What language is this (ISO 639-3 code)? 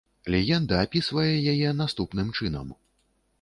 bel